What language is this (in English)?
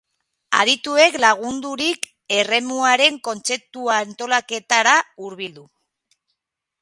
Basque